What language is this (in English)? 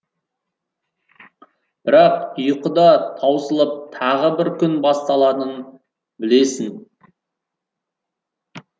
Kazakh